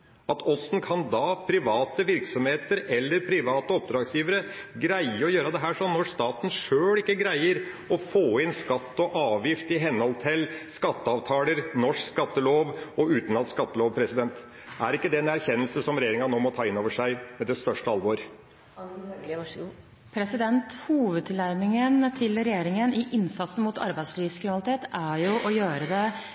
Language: Norwegian Bokmål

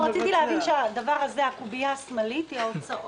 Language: Hebrew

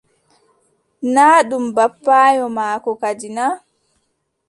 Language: Adamawa Fulfulde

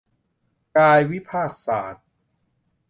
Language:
Thai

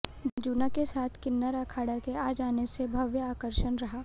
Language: Hindi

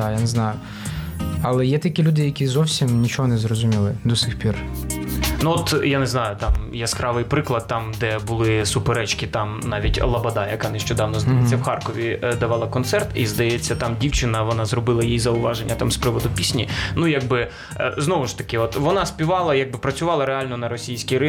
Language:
Ukrainian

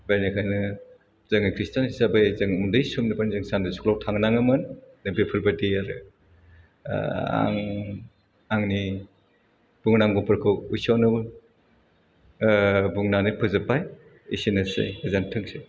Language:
Bodo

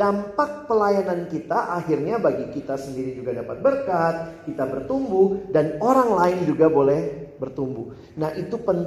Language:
Indonesian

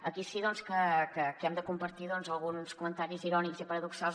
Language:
Catalan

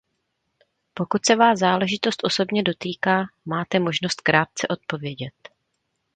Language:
Czech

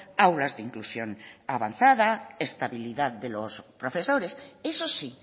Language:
Spanish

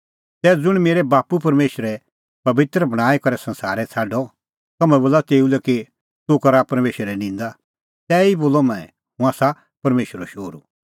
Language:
Kullu Pahari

